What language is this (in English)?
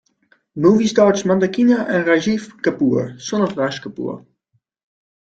English